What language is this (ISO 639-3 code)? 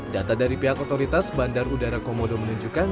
ind